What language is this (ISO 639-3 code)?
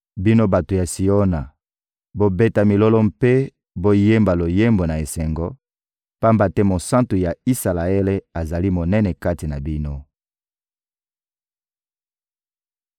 lin